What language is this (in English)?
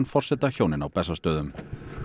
Icelandic